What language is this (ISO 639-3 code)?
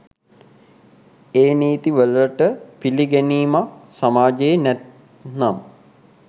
sin